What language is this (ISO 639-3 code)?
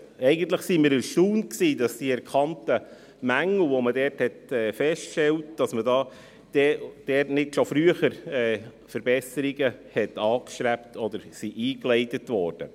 gsw